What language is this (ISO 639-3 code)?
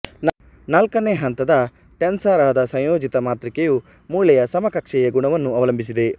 kan